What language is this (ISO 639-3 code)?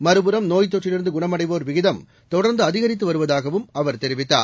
tam